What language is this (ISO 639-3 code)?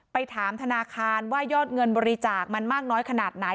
tha